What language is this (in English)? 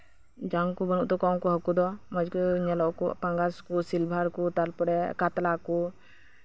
Santali